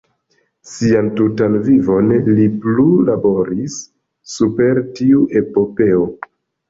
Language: Esperanto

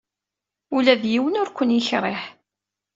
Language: Kabyle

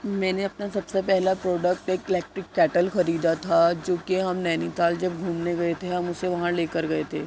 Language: Urdu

